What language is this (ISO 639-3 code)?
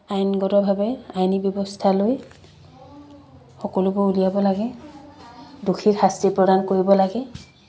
asm